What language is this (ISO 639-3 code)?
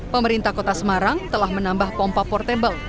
ind